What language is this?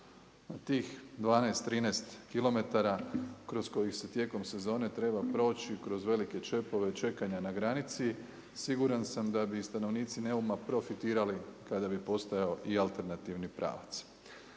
Croatian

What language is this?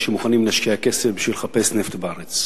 Hebrew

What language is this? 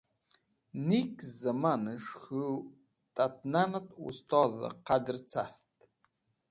Wakhi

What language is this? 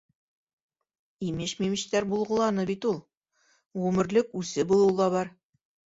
Bashkir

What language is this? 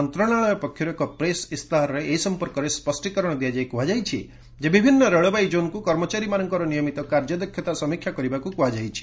Odia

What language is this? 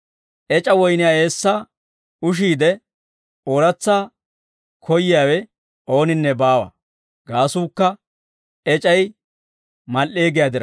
Dawro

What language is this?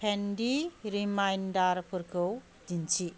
Bodo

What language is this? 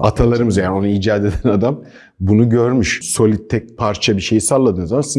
Turkish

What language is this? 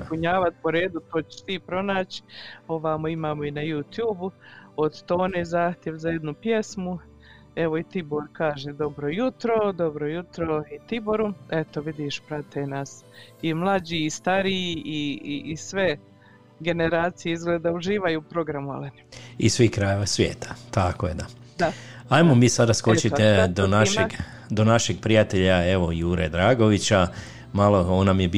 Croatian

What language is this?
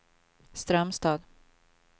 Swedish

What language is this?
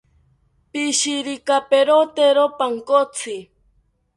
South Ucayali Ashéninka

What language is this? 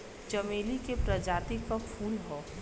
Bhojpuri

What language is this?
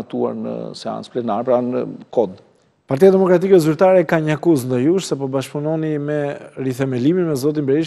Romanian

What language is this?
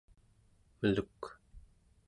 Central Yupik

